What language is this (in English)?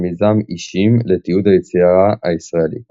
Hebrew